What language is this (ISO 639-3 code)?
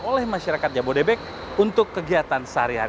ind